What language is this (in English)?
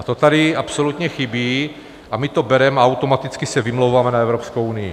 Czech